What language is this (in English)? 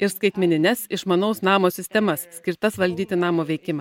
Lithuanian